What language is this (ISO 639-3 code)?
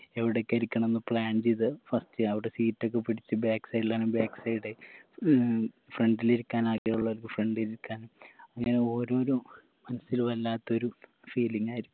mal